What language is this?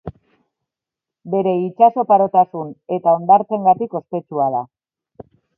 Basque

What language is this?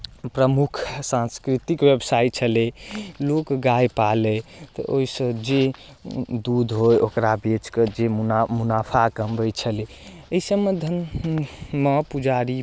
Maithili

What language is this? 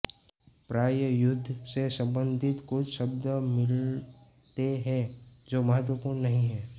Hindi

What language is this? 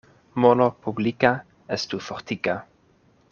Esperanto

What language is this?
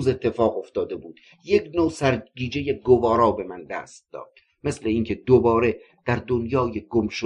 Persian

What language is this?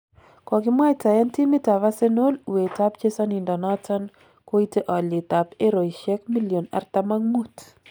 Kalenjin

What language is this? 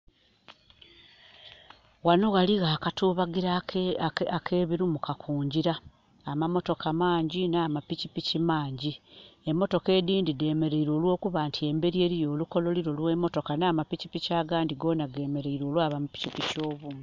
Soga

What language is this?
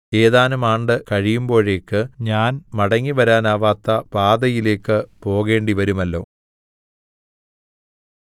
Malayalam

